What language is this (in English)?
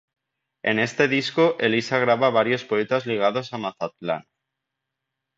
Spanish